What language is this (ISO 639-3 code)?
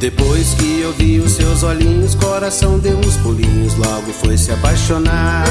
por